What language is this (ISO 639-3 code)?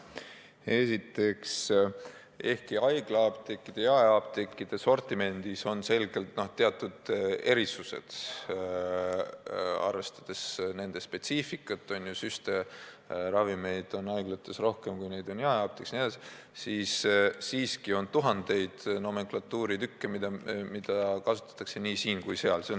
est